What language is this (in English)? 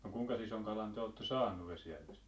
Finnish